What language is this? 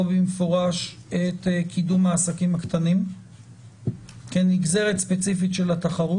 Hebrew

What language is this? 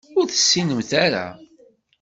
Kabyle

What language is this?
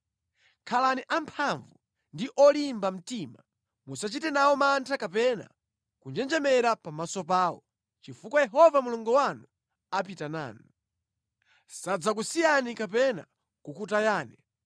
Nyanja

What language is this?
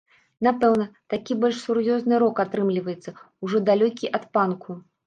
Belarusian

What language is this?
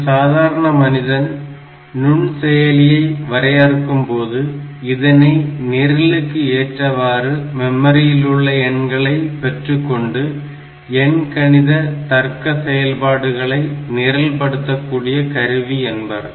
Tamil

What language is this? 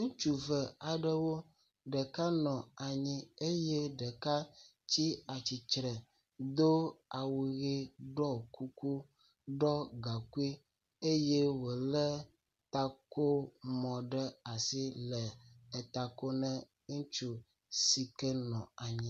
Ewe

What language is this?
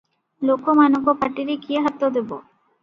Odia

